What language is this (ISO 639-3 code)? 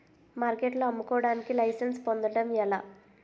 tel